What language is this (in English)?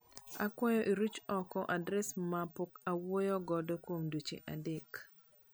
Luo (Kenya and Tanzania)